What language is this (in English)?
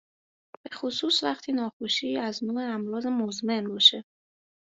Persian